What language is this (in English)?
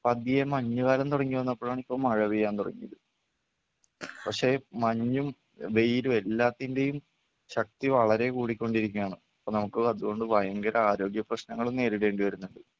Malayalam